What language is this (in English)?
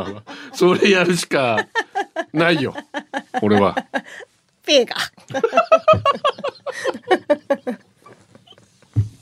Japanese